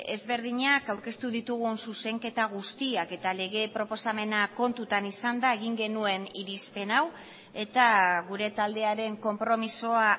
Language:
Basque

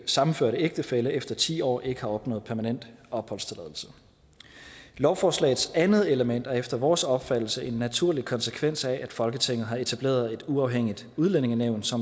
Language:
Danish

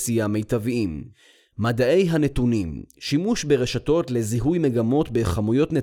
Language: Hebrew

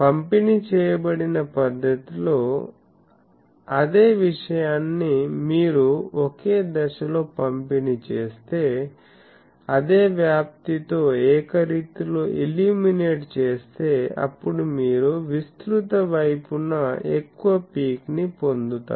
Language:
Telugu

